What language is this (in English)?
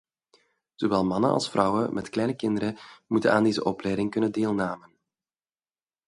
Dutch